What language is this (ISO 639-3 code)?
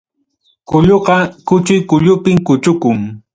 quy